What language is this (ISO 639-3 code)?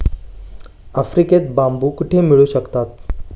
mar